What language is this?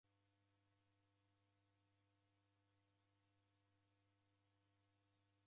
Taita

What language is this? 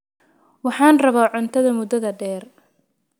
Somali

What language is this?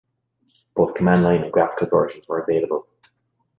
English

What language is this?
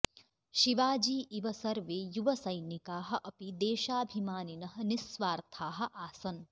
Sanskrit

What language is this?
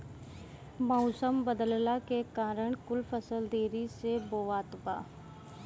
Bhojpuri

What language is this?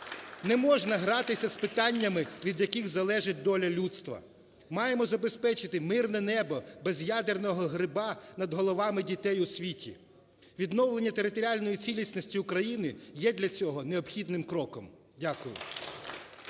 Ukrainian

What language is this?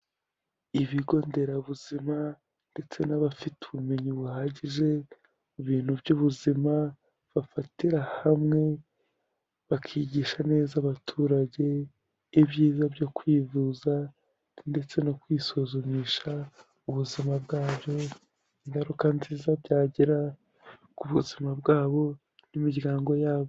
Kinyarwanda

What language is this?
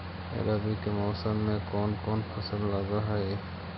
Magahi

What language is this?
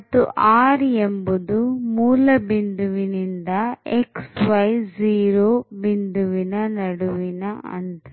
Kannada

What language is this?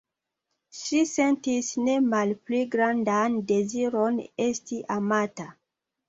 Esperanto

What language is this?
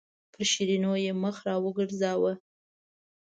Pashto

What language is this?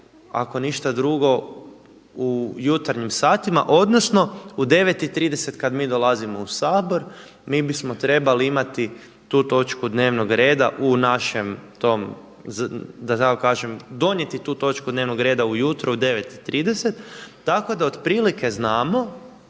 Croatian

